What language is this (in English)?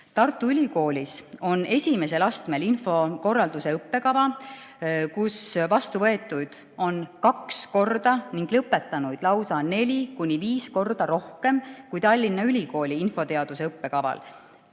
Estonian